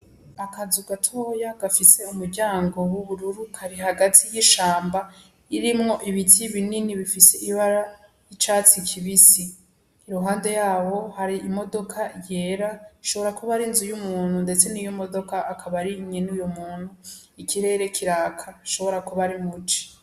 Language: Rundi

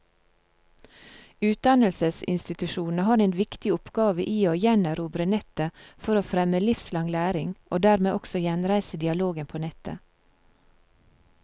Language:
Norwegian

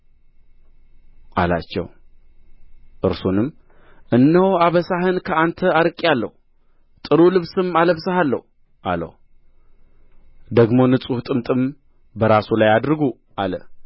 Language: Amharic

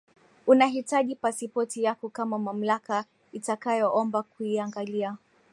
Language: Swahili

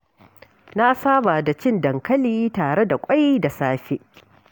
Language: Hausa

